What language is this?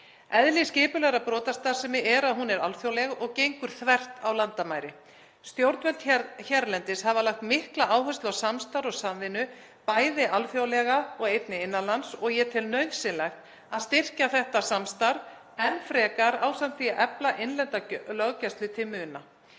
Icelandic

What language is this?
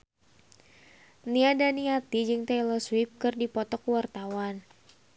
Sundanese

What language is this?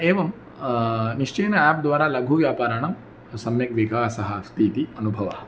Sanskrit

